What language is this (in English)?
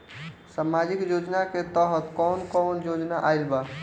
Bhojpuri